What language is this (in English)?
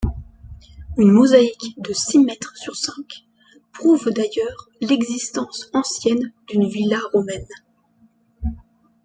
French